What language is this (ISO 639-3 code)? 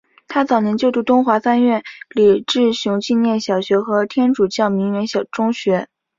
zho